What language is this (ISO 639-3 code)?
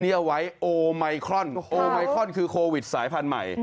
tha